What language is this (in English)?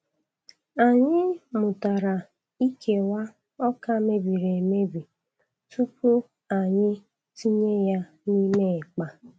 Igbo